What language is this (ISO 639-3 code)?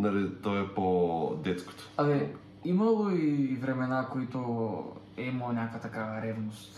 bul